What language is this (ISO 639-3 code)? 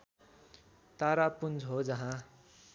nep